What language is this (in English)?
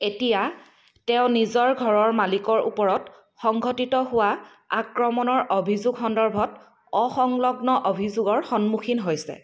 Assamese